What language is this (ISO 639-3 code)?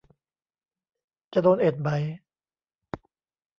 tha